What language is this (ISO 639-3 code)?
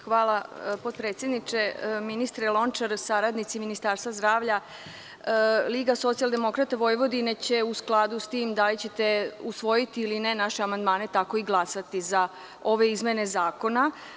srp